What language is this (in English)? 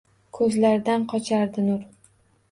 Uzbek